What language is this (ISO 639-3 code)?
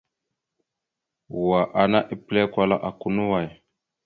mxu